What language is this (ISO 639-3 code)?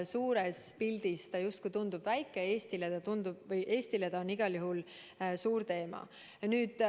est